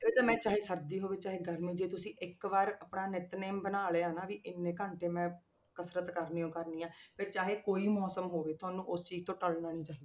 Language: Punjabi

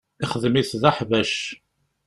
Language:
Kabyle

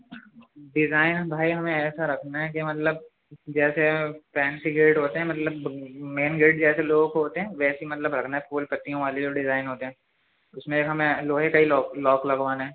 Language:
Urdu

